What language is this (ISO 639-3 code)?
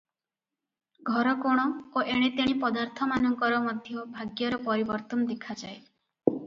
ori